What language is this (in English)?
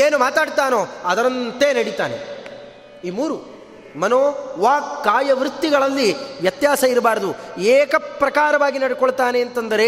Kannada